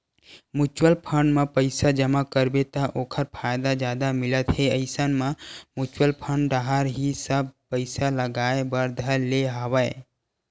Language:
Chhattisgarhi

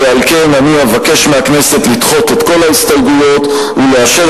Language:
Hebrew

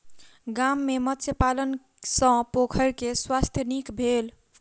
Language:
Maithili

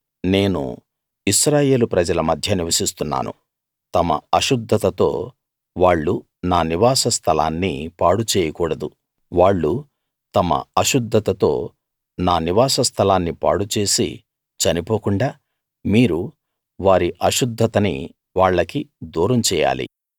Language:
Telugu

